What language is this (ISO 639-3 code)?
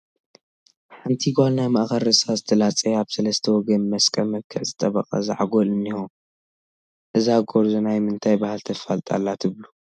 tir